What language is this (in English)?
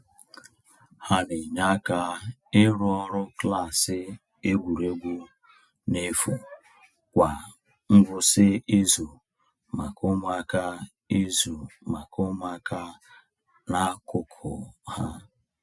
Igbo